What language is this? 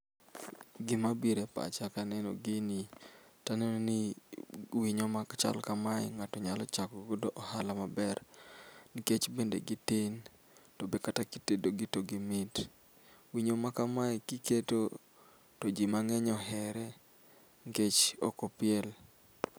Luo (Kenya and Tanzania)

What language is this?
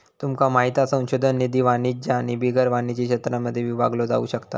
Marathi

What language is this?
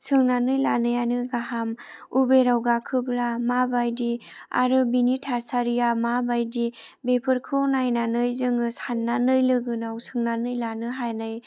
Bodo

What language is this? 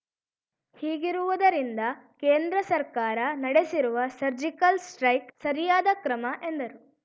Kannada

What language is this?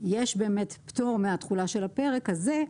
Hebrew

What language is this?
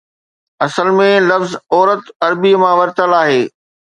Sindhi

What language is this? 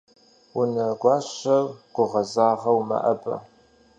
Kabardian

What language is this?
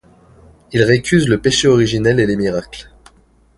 French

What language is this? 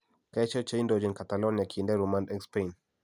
Kalenjin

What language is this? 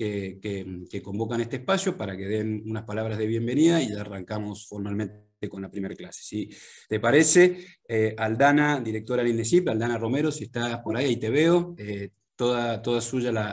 Spanish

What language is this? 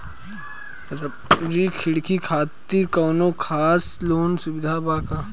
Bhojpuri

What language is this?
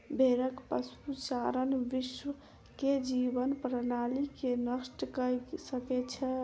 Maithili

